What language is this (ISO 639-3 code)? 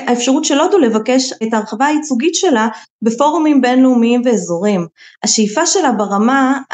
heb